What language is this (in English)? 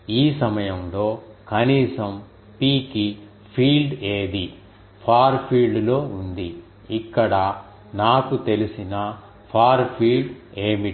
Telugu